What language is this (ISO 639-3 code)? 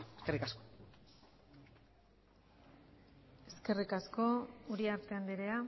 eus